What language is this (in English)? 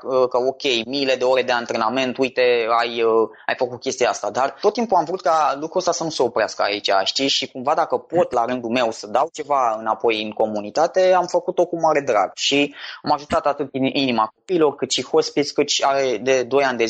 Romanian